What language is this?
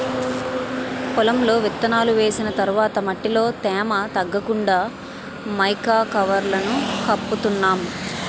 Telugu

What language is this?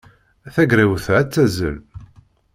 Kabyle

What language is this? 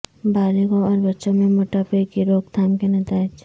Urdu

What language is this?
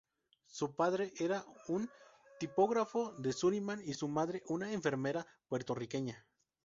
Spanish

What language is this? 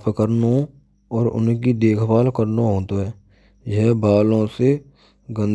Braj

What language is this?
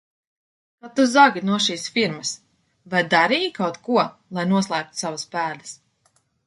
Latvian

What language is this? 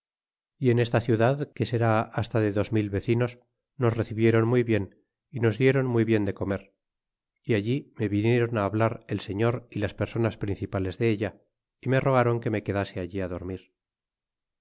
Spanish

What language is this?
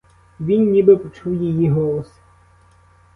Ukrainian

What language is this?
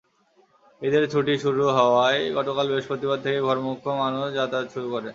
Bangla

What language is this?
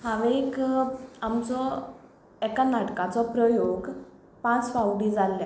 Konkani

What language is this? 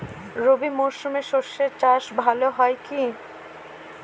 Bangla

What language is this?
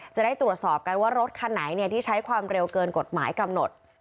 Thai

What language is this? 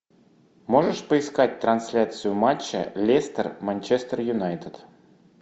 Russian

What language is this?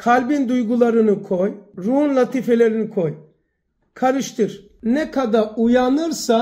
Turkish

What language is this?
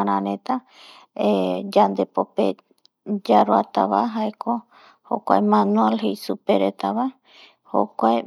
Eastern Bolivian Guaraní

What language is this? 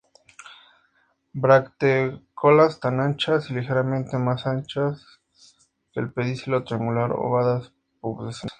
Spanish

